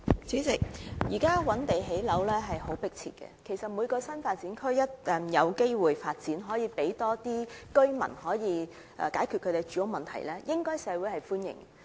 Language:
Cantonese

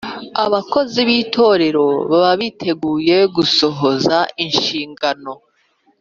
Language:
Kinyarwanda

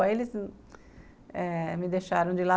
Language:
Portuguese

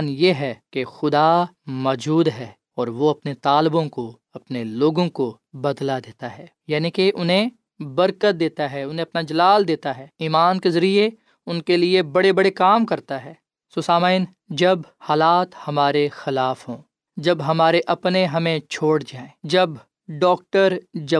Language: Urdu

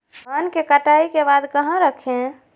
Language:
Magahi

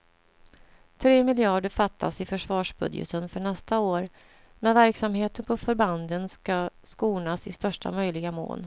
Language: Swedish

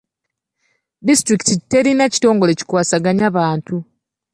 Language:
Ganda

